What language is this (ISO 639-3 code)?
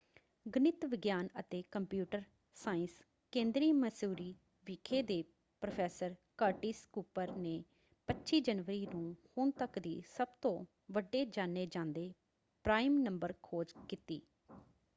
pan